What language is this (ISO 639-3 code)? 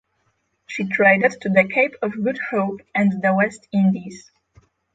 eng